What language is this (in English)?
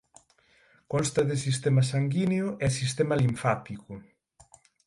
Galician